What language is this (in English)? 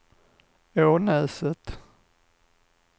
Swedish